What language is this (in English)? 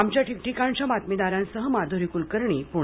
Marathi